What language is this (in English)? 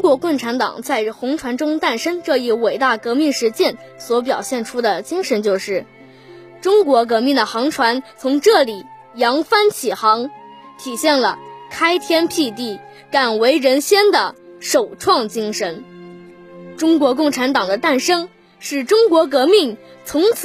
Chinese